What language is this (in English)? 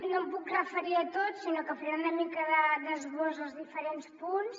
Catalan